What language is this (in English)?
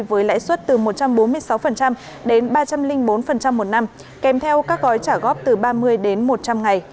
Vietnamese